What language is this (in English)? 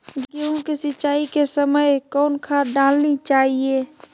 Magahi